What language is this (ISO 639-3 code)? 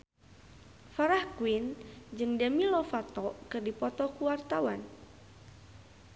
sun